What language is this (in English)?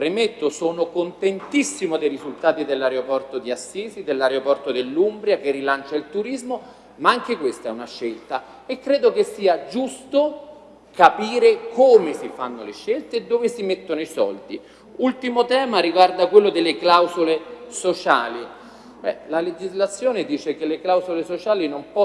Italian